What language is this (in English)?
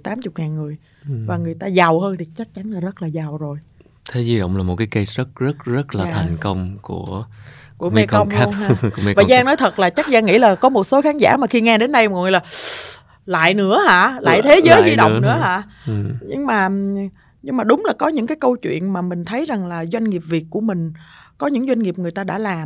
Vietnamese